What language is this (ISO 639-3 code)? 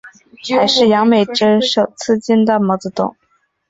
zho